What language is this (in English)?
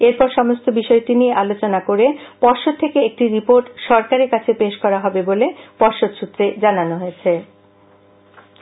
Bangla